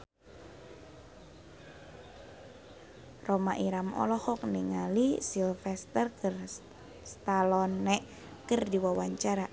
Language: Sundanese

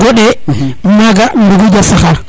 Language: Serer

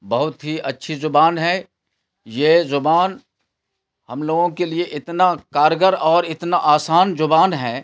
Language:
Urdu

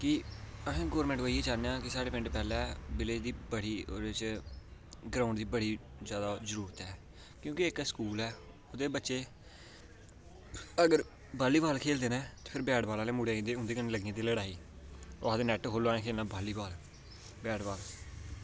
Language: Dogri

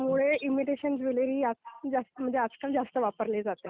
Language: Marathi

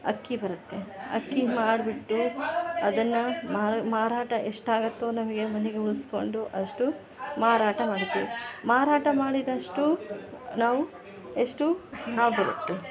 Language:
Kannada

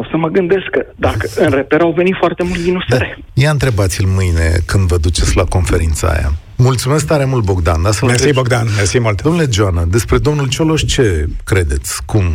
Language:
Romanian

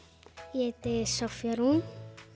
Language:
Icelandic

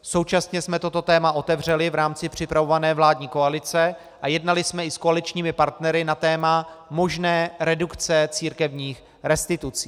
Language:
Czech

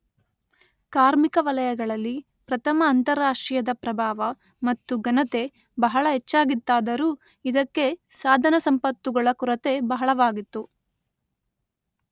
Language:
Kannada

